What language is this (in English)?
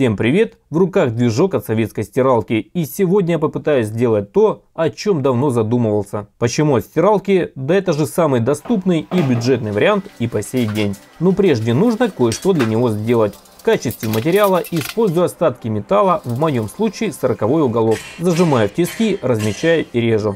Russian